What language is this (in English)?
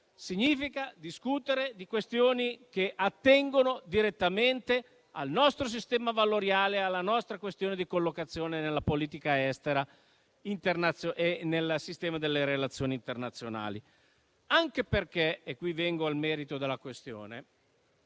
Italian